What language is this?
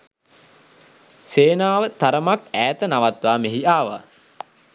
Sinhala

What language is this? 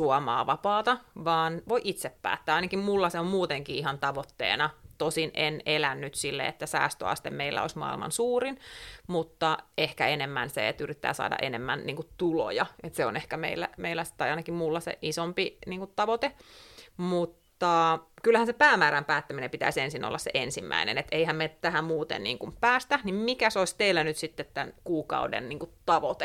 Finnish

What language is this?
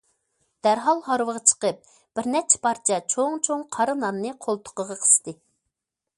Uyghur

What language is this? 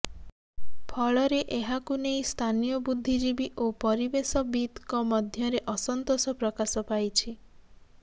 Odia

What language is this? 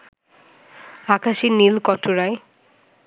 Bangla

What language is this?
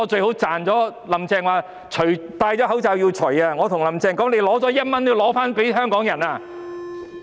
Cantonese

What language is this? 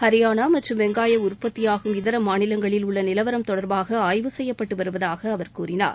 Tamil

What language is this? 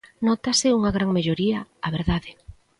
Galician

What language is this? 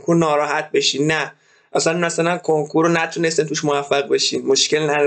Persian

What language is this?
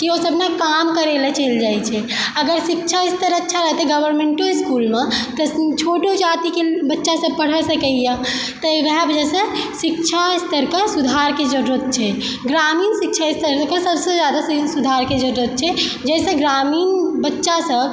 Maithili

